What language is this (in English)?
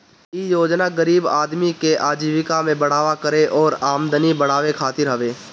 Bhojpuri